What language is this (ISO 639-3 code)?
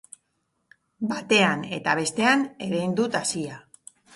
eus